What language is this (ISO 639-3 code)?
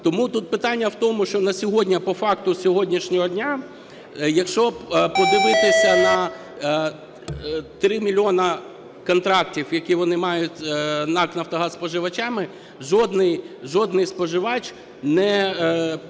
ukr